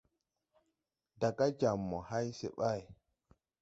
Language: Tupuri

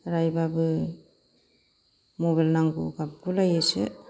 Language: Bodo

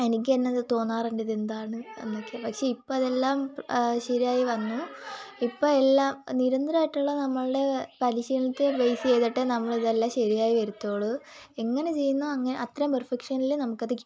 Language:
Malayalam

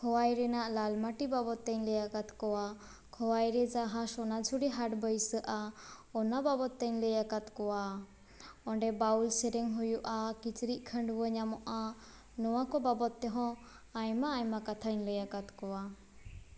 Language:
Santali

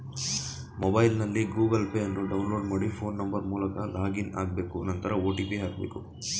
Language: Kannada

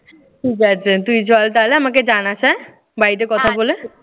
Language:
Bangla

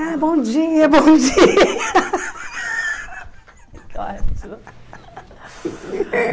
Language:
Portuguese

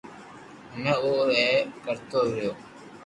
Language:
Loarki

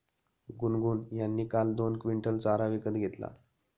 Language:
Marathi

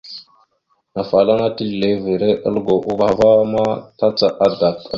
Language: Mada (Cameroon)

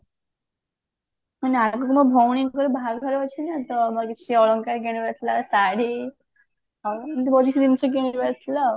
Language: Odia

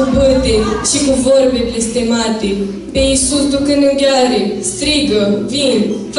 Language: Romanian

